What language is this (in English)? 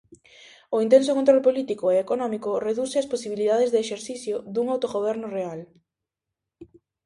Galician